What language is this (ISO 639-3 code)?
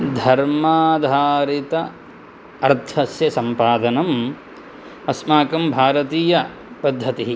san